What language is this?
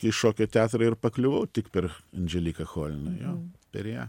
Lithuanian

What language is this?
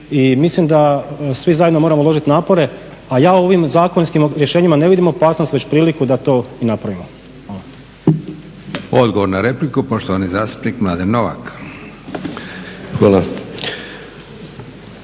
Croatian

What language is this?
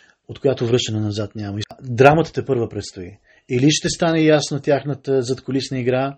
Bulgarian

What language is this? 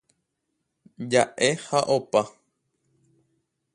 Guarani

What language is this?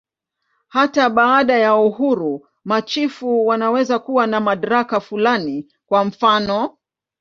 Swahili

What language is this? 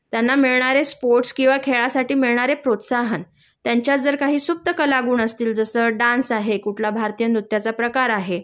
Marathi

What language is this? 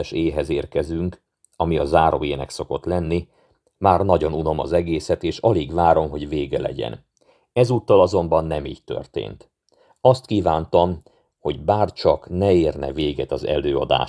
Hungarian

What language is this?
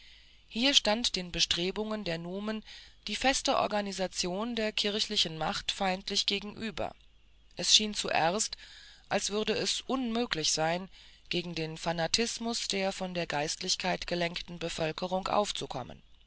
German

